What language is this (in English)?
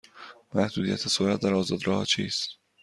Persian